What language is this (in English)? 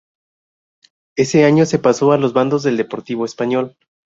Spanish